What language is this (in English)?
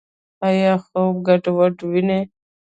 Pashto